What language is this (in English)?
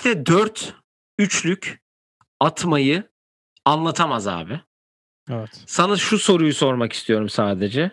Turkish